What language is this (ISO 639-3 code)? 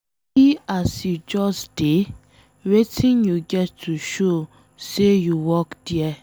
pcm